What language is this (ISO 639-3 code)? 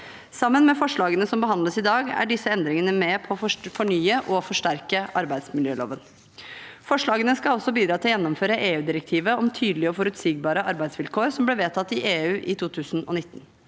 nor